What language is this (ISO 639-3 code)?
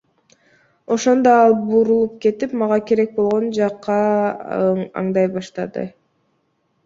kir